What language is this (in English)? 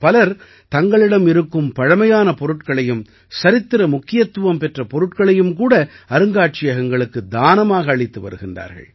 Tamil